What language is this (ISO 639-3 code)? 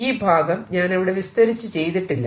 mal